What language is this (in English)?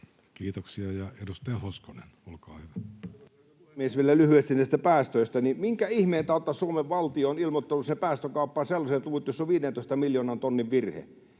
Finnish